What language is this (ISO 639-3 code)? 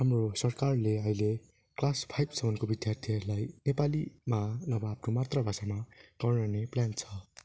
nep